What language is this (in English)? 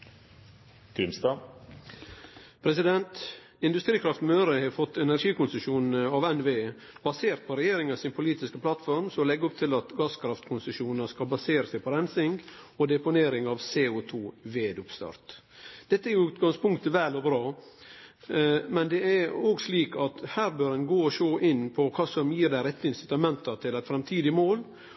Norwegian